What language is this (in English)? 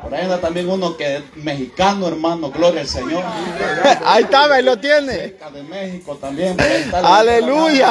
Spanish